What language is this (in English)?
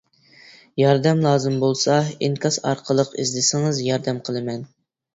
Uyghur